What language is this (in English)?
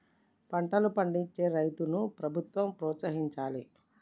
Telugu